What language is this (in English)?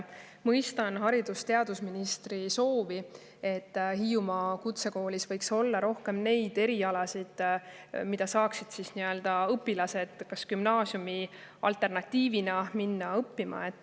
Estonian